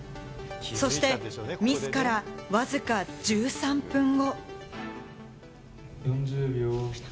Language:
Japanese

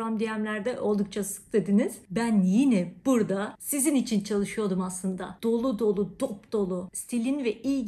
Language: Turkish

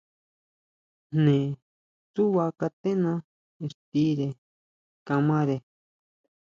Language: Huautla Mazatec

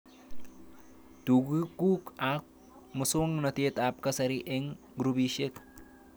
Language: Kalenjin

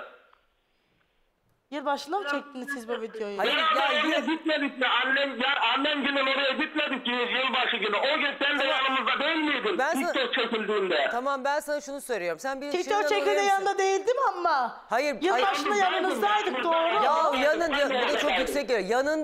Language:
Turkish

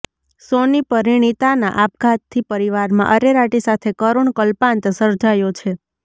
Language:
Gujarati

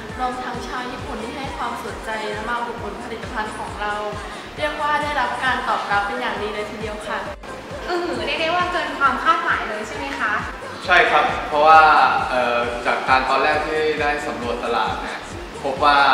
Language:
Thai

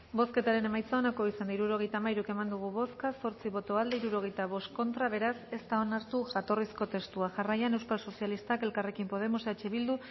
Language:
Basque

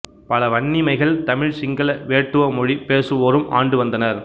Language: Tamil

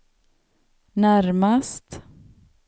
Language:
Swedish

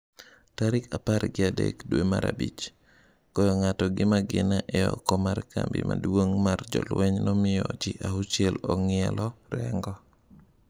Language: Luo (Kenya and Tanzania)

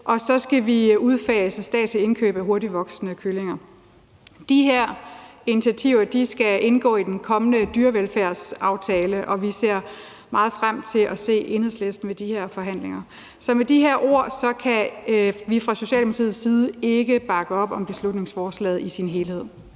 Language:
Danish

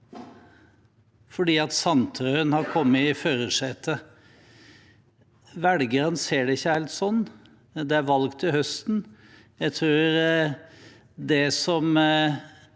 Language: Norwegian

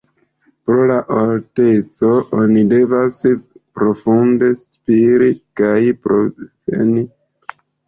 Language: Esperanto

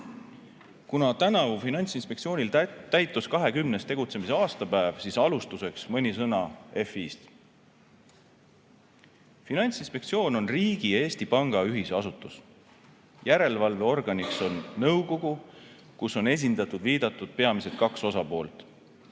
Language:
Estonian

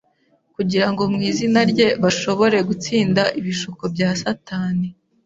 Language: Kinyarwanda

